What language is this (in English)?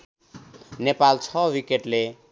Nepali